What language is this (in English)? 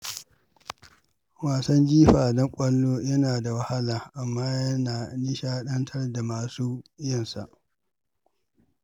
Hausa